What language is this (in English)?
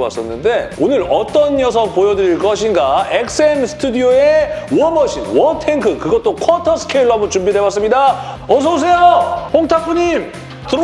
Korean